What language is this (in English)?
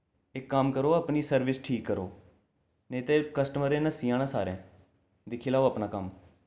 Dogri